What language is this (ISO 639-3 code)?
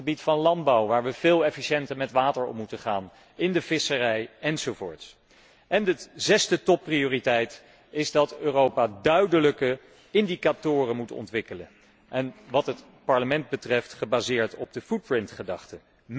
nld